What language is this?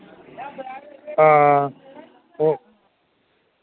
Dogri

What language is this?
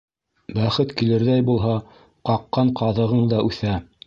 Bashkir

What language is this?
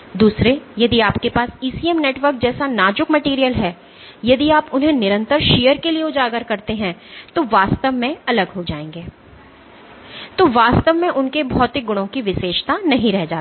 Hindi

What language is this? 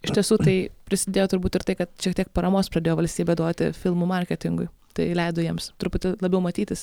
Lithuanian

